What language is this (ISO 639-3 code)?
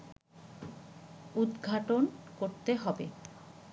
ben